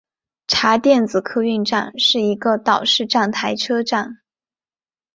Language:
Chinese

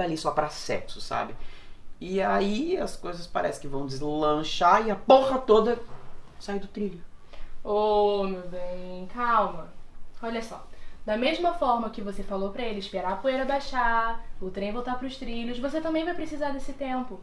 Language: Portuguese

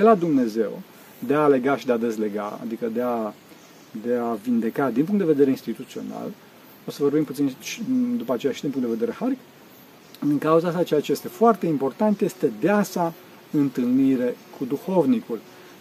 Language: Romanian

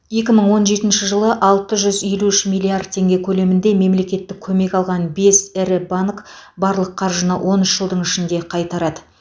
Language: Kazakh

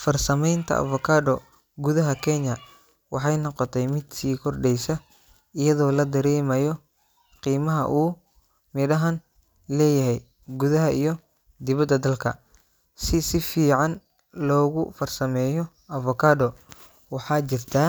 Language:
Somali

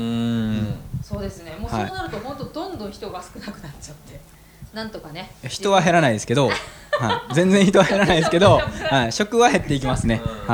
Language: Japanese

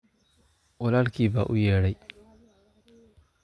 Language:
Somali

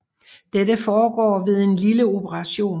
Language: Danish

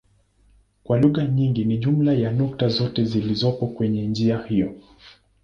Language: Swahili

